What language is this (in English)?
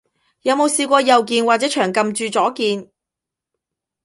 Cantonese